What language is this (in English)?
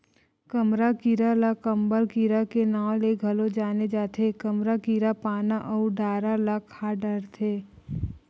Chhattisgarhi